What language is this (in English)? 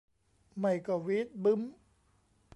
Thai